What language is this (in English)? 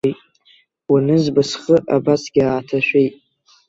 Abkhazian